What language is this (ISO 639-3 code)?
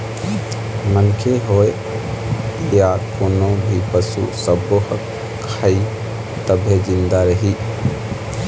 hne